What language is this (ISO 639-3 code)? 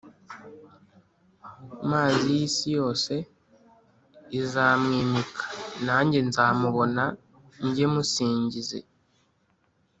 kin